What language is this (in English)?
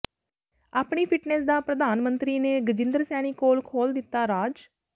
Punjabi